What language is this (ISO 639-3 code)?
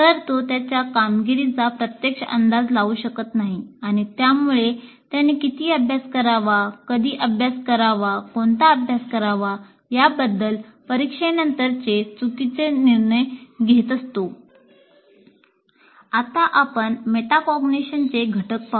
mar